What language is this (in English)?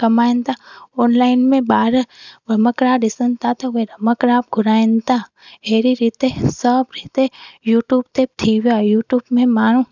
Sindhi